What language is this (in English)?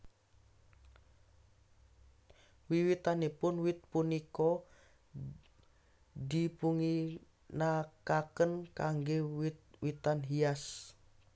Javanese